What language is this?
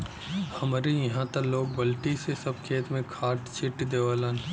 Bhojpuri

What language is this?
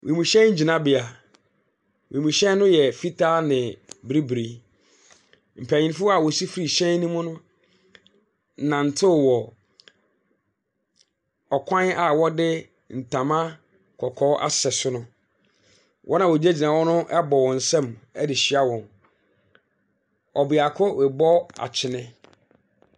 Akan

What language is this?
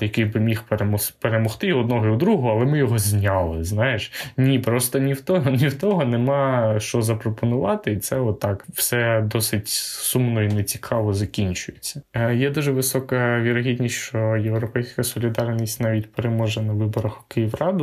Ukrainian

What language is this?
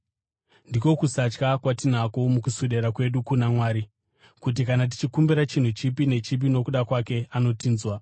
Shona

